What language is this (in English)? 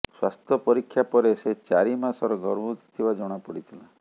Odia